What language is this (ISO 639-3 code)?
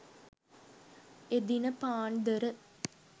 sin